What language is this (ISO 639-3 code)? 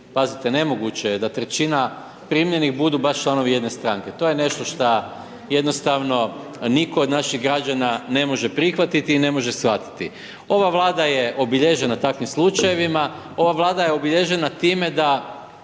hrv